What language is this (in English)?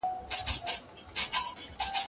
Pashto